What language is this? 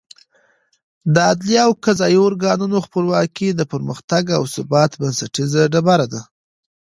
Pashto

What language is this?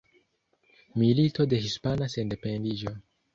Esperanto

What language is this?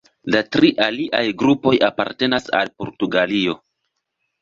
Esperanto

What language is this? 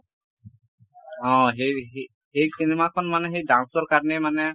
Assamese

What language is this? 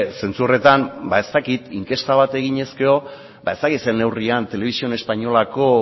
Basque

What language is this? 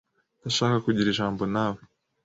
Kinyarwanda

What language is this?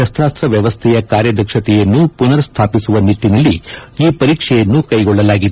Kannada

